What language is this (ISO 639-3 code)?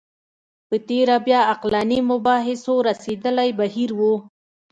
pus